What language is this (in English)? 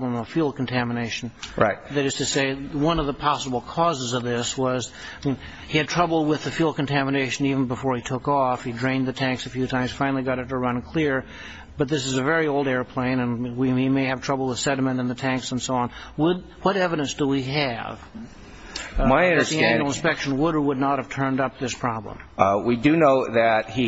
English